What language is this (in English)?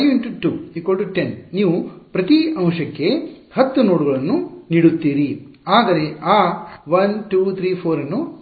Kannada